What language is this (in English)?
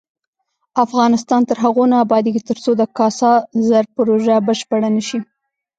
Pashto